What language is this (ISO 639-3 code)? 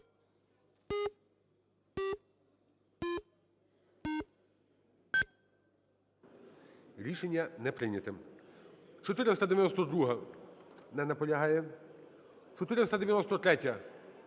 ukr